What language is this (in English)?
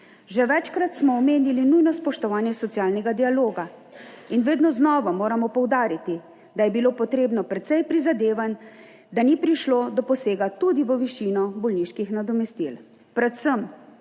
Slovenian